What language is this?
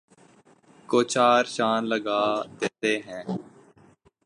Urdu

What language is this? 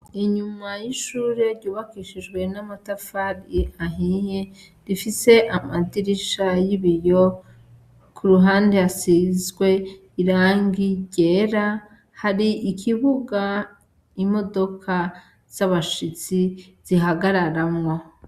Rundi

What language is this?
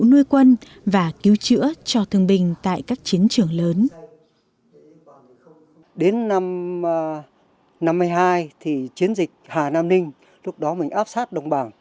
Vietnamese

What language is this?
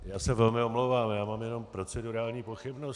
Czech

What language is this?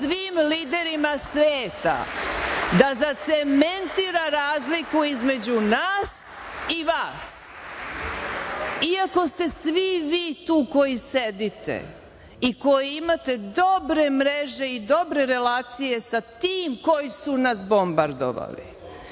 Serbian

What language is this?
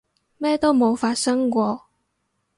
Cantonese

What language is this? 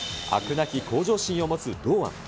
Japanese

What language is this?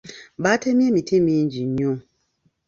Ganda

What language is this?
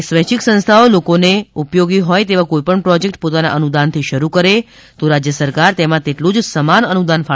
Gujarati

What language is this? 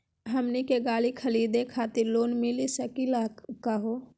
Magahi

